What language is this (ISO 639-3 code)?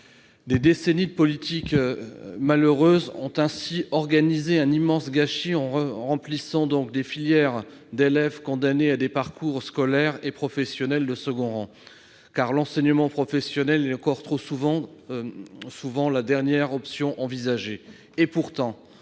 fra